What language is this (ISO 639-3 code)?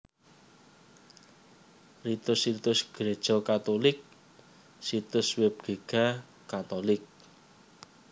jav